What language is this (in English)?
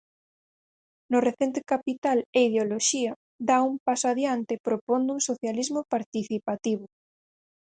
Galician